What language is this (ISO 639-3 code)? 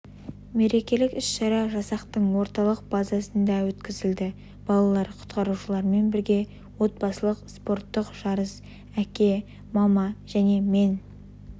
kaz